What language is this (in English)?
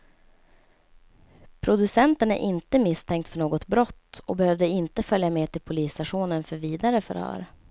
Swedish